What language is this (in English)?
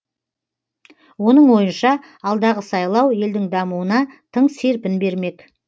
Kazakh